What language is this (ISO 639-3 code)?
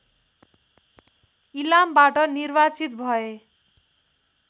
nep